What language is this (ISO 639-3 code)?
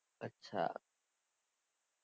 guj